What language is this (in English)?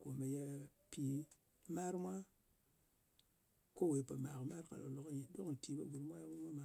Ngas